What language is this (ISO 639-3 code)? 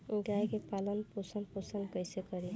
bho